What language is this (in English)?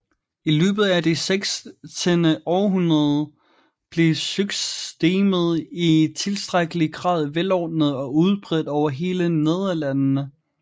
Danish